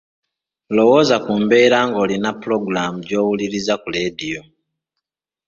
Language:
Ganda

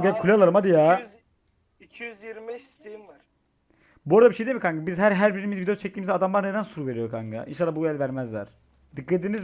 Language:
Turkish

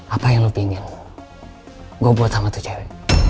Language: Indonesian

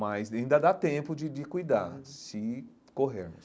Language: Portuguese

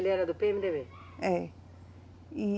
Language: Portuguese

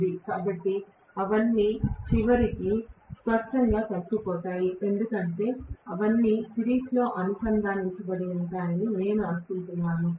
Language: Telugu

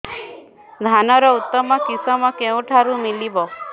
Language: Odia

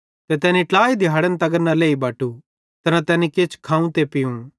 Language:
Bhadrawahi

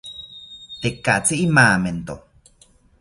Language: South Ucayali Ashéninka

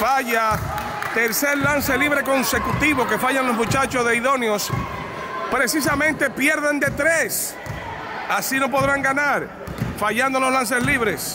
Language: Spanish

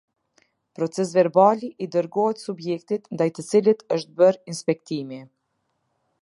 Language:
Albanian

